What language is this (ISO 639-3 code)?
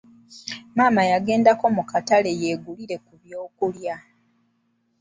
lug